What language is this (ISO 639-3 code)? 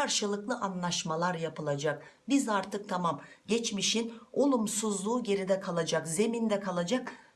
tur